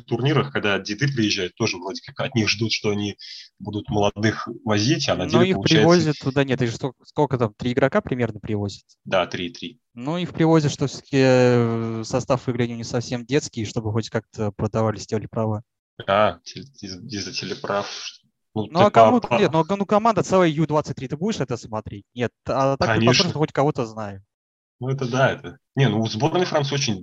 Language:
Russian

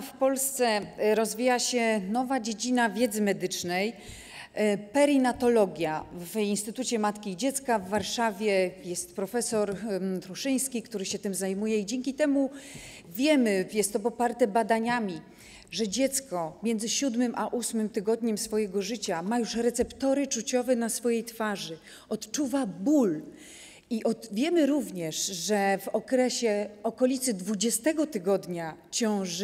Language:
Polish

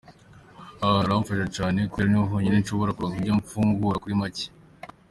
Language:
Kinyarwanda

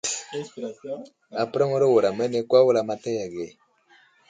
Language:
Wuzlam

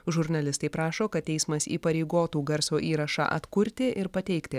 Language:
Lithuanian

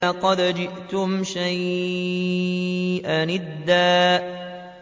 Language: Arabic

